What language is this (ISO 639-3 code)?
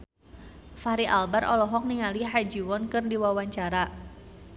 sun